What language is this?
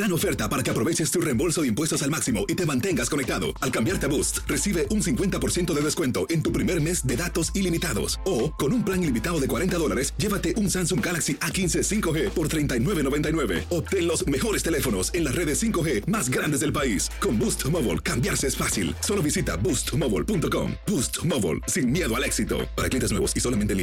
Spanish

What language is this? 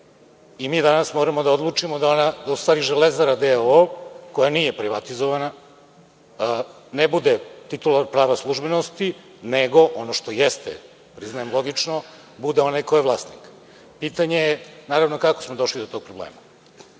Serbian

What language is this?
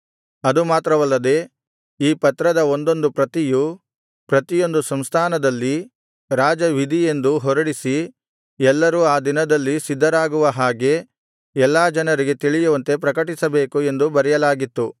Kannada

